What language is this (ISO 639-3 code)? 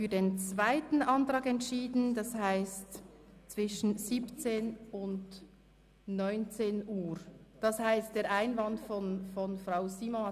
gsw